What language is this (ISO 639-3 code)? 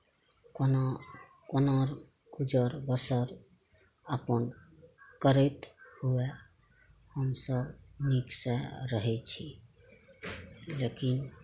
mai